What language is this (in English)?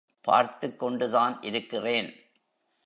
Tamil